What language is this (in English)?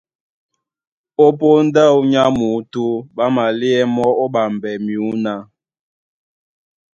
Duala